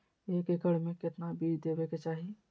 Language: Magahi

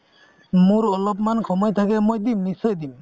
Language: Assamese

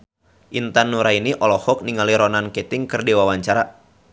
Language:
Sundanese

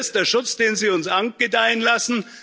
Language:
German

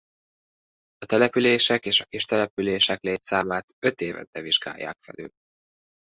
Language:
Hungarian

